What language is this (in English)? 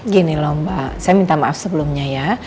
Indonesian